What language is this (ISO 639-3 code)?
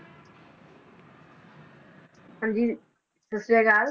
pan